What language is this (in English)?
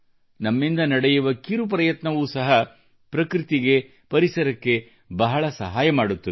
Kannada